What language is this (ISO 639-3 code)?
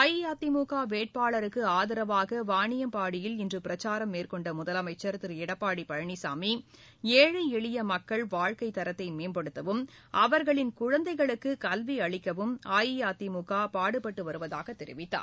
tam